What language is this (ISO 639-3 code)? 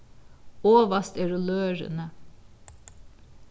fao